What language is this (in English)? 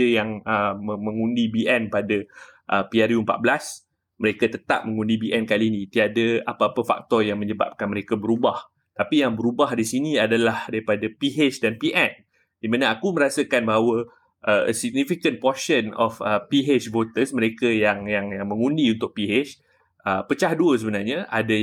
Malay